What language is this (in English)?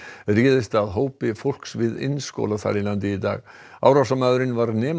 Icelandic